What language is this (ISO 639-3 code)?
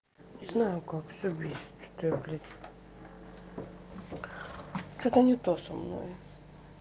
rus